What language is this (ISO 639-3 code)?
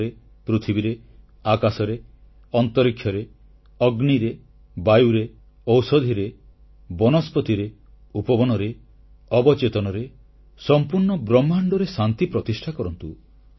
ori